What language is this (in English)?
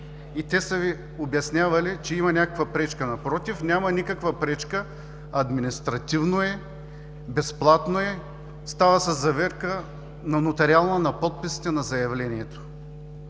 Bulgarian